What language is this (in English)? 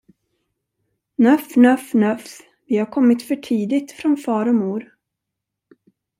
Swedish